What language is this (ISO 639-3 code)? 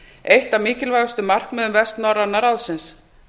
isl